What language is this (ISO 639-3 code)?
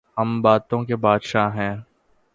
urd